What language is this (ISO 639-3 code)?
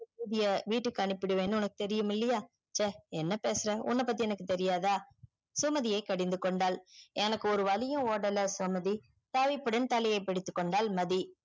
tam